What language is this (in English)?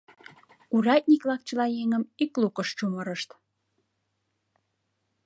Mari